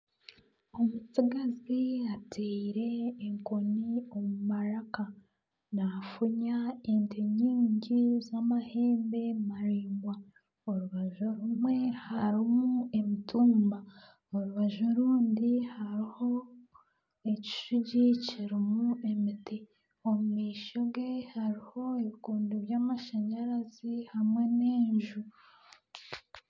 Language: Nyankole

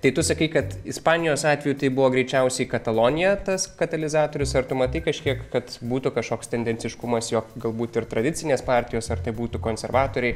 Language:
Lithuanian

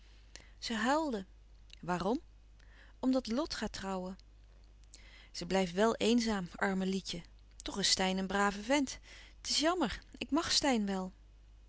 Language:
Dutch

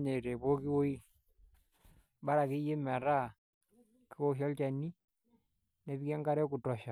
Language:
Masai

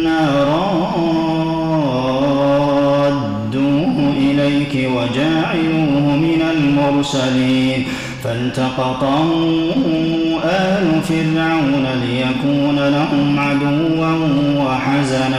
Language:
Arabic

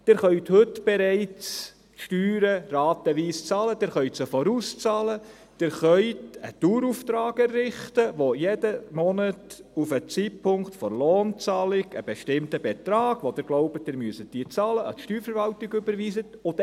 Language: Swiss German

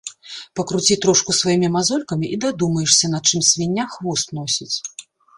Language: Belarusian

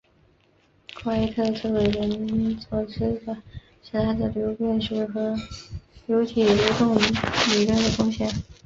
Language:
Chinese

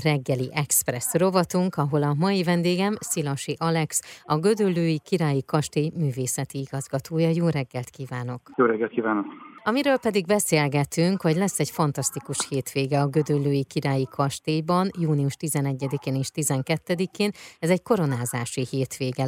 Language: Hungarian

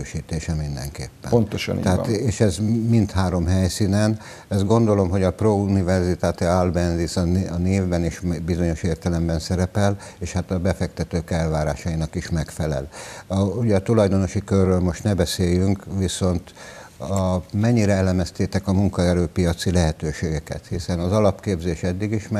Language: Hungarian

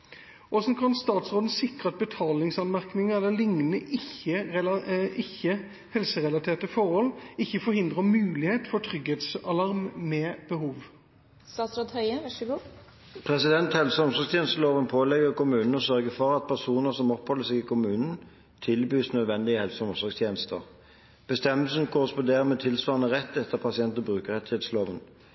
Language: Norwegian Bokmål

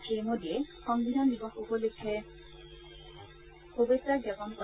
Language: Assamese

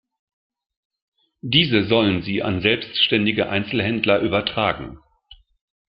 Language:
German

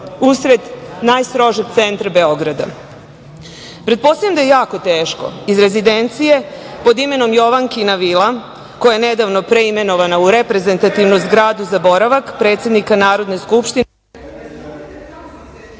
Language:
Serbian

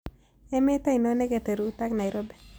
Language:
Kalenjin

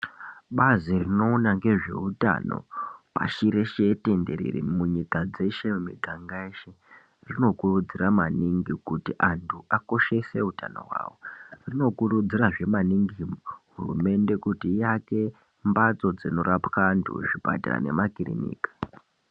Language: Ndau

